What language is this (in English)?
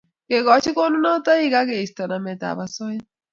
Kalenjin